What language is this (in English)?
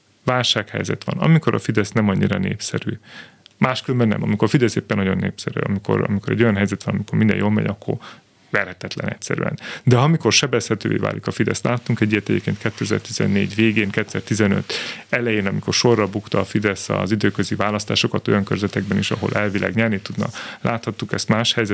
Hungarian